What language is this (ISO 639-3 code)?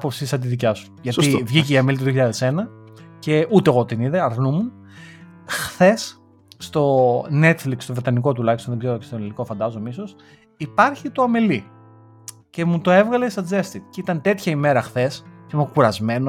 ell